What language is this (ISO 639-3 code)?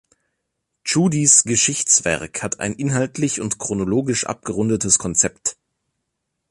deu